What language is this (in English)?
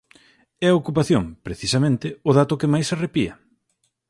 Galician